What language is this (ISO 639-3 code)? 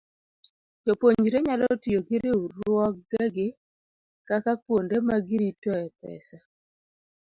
luo